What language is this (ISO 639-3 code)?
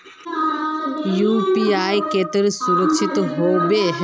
mag